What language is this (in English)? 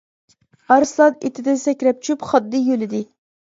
Uyghur